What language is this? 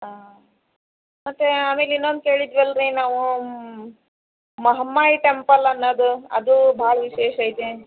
Kannada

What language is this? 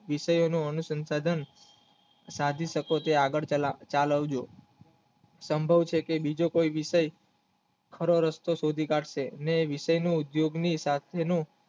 Gujarati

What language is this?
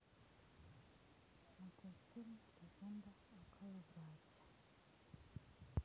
Russian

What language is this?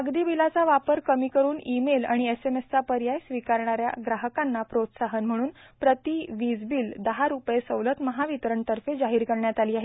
Marathi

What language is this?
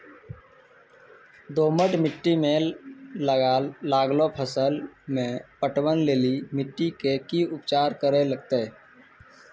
Maithili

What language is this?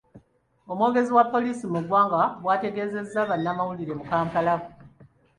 Ganda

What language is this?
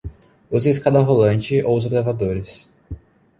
Portuguese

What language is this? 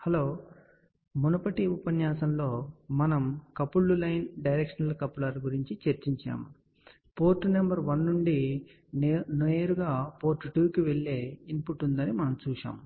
Telugu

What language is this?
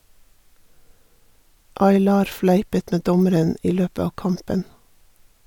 Norwegian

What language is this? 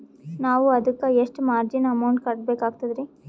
Kannada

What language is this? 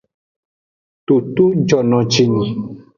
Aja (Benin)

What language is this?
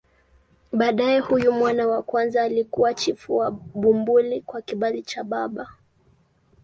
Swahili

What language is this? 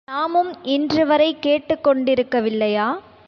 Tamil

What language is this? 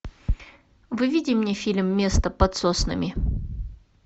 Russian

